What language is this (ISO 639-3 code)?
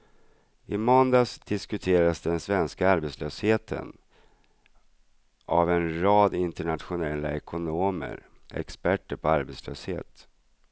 swe